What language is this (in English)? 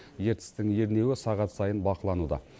Kazakh